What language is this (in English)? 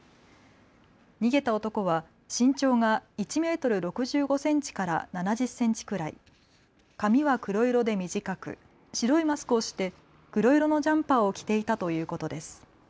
Japanese